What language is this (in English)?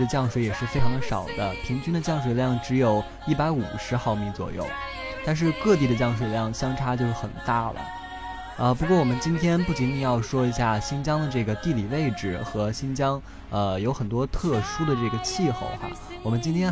Chinese